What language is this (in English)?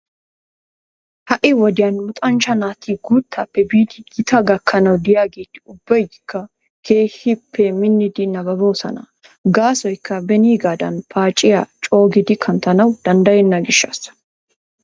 Wolaytta